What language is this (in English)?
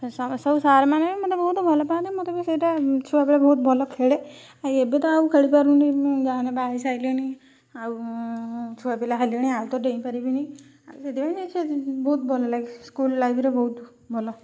Odia